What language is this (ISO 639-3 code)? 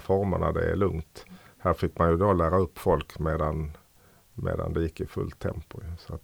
swe